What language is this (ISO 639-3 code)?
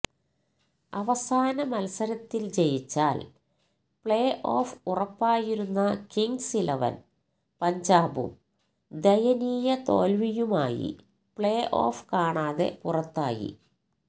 mal